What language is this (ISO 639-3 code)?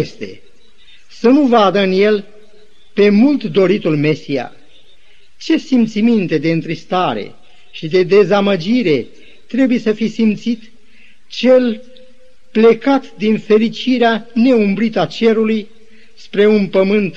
ron